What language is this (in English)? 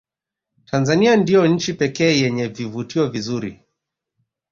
Swahili